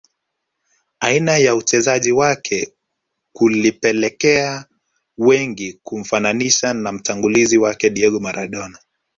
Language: Swahili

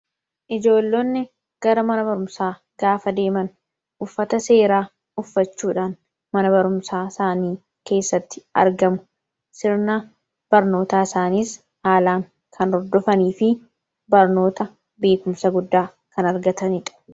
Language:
Oromo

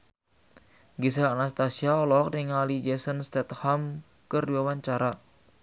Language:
Sundanese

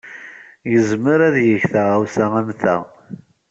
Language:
Kabyle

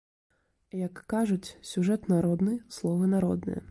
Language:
Belarusian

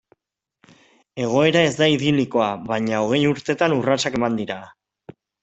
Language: Basque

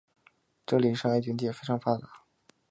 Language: Chinese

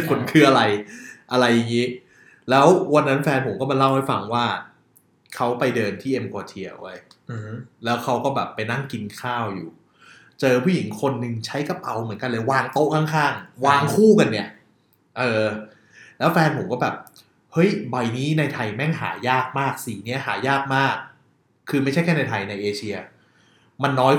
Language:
Thai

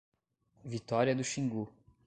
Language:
Portuguese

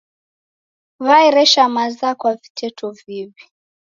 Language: Taita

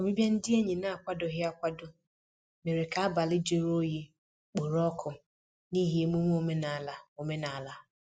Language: Igbo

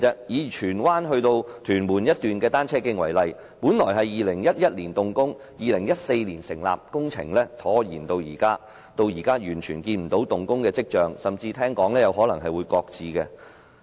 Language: Cantonese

